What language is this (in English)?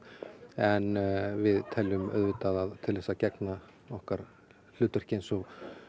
Icelandic